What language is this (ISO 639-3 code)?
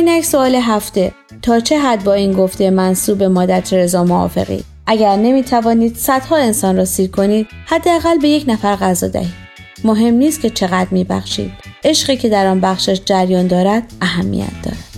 fas